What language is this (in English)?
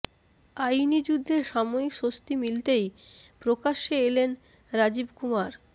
Bangla